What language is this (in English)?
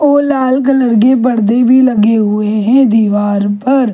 Hindi